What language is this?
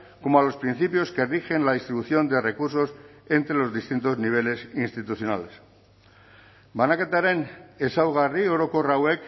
Spanish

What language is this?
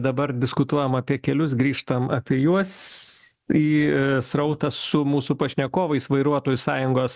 Lithuanian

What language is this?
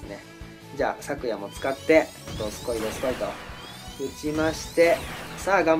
Japanese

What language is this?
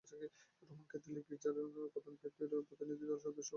Bangla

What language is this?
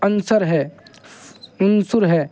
Urdu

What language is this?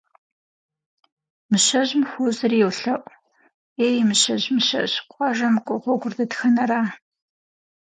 Kabardian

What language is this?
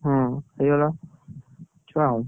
Odia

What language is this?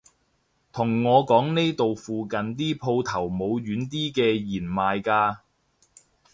Cantonese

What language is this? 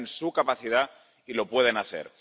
Spanish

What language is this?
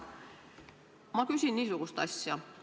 Estonian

